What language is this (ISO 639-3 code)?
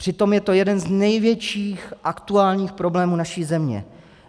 ces